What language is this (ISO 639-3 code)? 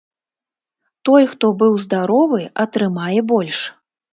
bel